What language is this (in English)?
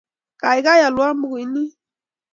Kalenjin